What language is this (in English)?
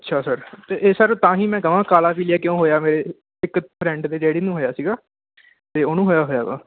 Punjabi